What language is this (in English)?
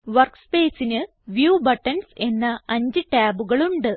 Malayalam